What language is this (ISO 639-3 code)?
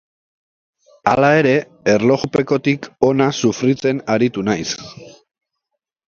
eus